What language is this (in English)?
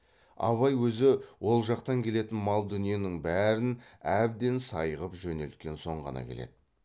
Kazakh